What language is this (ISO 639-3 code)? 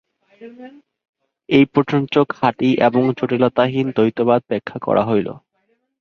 ben